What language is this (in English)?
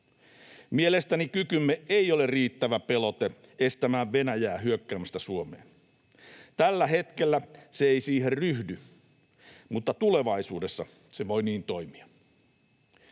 Finnish